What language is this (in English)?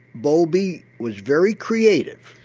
English